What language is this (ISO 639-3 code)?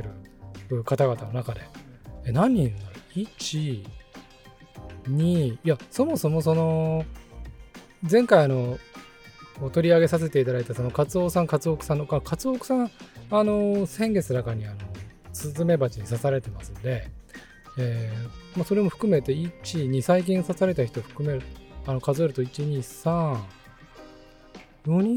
jpn